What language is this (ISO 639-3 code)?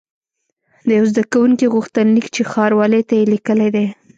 pus